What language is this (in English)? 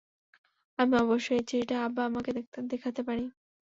Bangla